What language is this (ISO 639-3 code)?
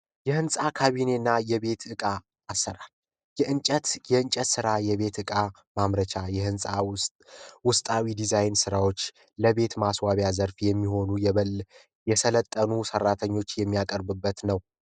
amh